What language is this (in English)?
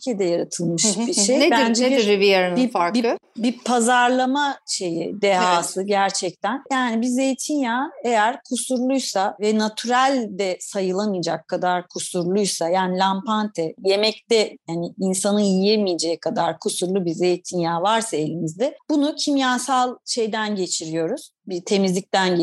Turkish